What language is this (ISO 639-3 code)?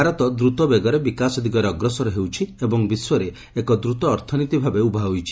ori